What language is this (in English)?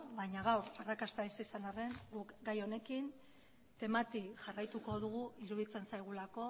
Basque